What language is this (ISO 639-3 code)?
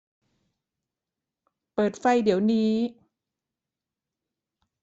tha